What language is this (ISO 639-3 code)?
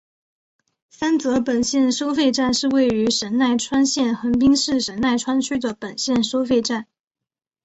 zho